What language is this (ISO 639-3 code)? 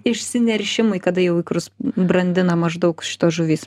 lit